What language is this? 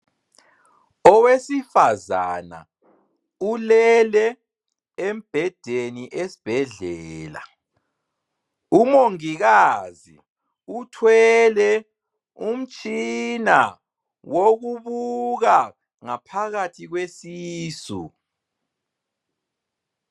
North Ndebele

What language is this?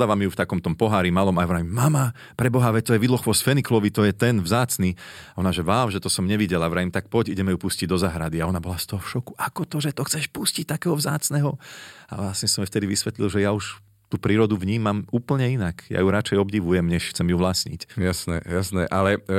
Slovak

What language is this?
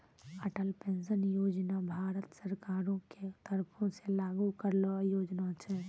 Maithili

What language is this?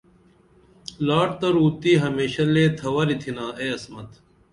Dameli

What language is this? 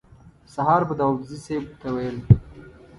Pashto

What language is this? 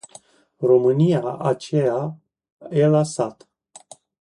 Romanian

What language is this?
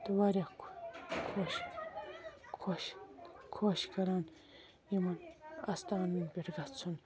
Kashmiri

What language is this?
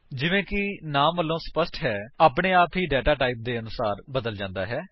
Punjabi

